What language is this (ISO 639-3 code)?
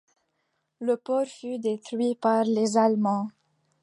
fra